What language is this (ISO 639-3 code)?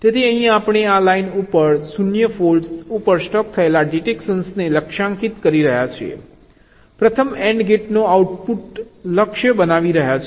guj